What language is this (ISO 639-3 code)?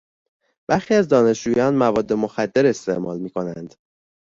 fas